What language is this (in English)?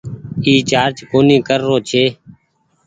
Goaria